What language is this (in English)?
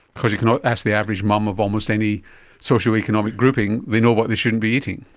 English